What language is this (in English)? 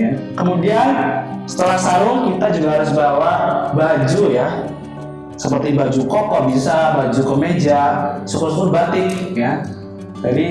Indonesian